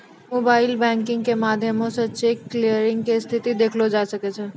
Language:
Maithili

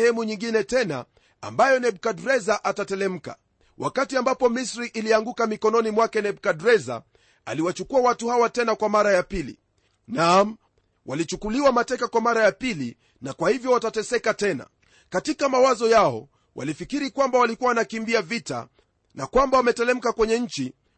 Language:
Swahili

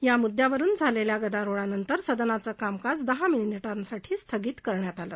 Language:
Marathi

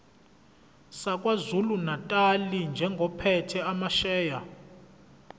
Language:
Zulu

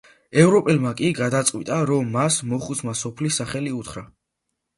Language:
Georgian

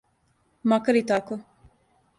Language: Serbian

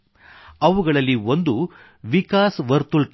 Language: Kannada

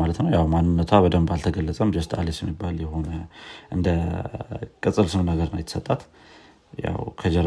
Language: Amharic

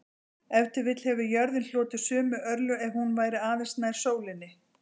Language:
Icelandic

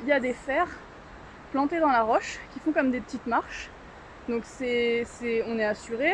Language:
French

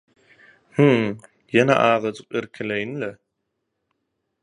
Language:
Turkmen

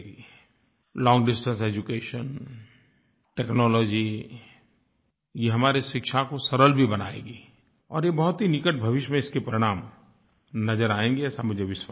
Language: Hindi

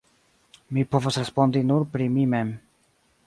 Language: Esperanto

